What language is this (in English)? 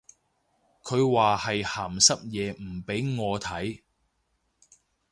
Cantonese